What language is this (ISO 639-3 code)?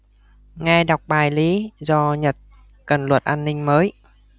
vie